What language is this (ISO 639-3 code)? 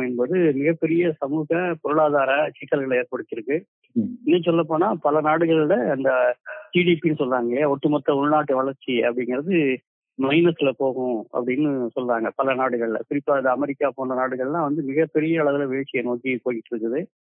tam